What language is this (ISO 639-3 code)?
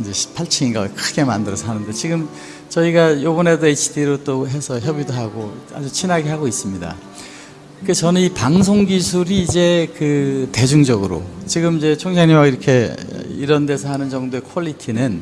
kor